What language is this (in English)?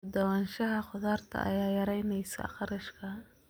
Somali